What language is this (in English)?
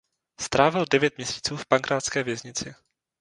Czech